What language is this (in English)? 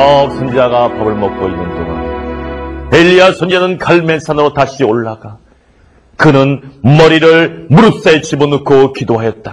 Korean